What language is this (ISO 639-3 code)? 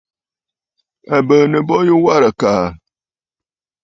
bfd